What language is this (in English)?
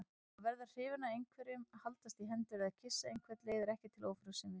Icelandic